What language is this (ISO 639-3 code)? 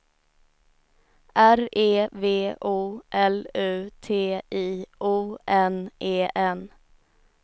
swe